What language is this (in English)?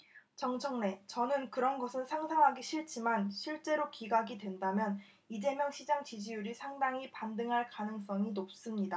Korean